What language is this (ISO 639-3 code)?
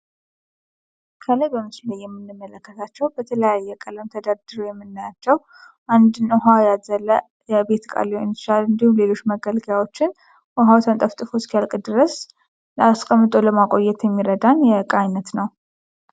amh